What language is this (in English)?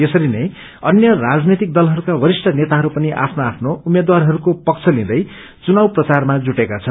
Nepali